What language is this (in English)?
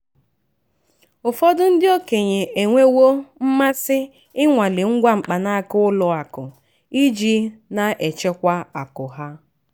Igbo